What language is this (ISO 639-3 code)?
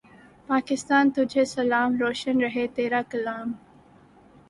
urd